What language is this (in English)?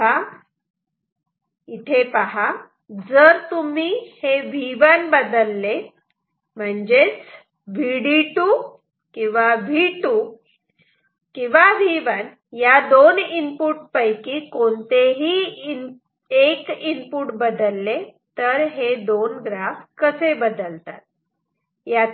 Marathi